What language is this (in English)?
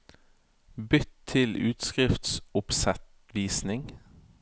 Norwegian